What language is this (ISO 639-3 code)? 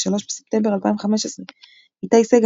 heb